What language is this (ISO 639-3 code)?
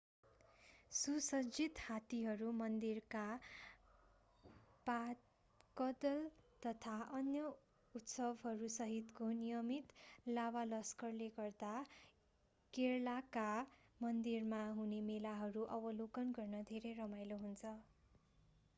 nep